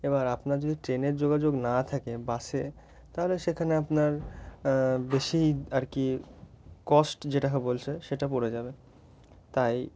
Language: Bangla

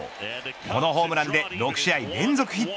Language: Japanese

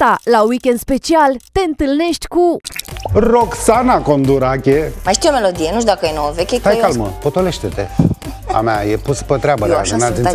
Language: Romanian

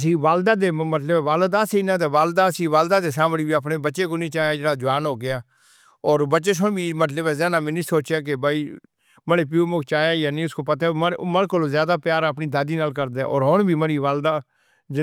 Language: Northern Hindko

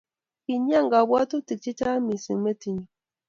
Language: Kalenjin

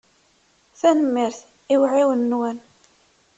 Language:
Kabyle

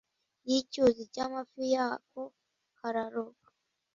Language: Kinyarwanda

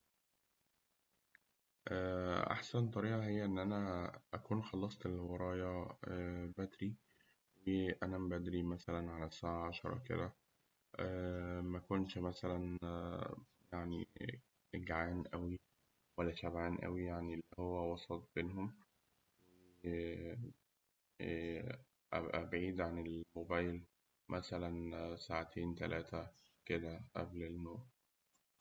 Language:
Egyptian Arabic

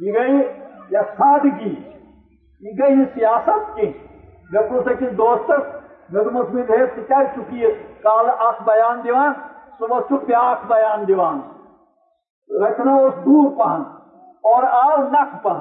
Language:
Urdu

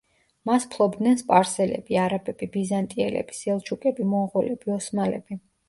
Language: Georgian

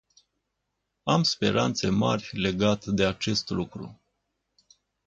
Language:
Romanian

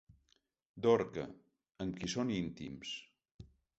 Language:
Catalan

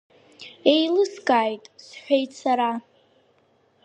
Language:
Abkhazian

